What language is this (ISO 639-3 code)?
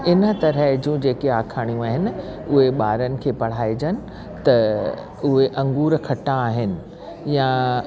snd